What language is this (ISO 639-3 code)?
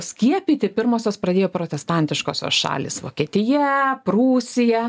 lit